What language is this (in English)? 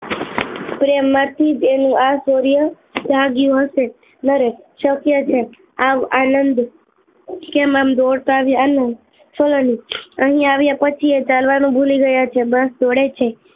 Gujarati